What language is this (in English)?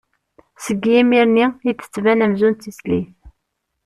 Kabyle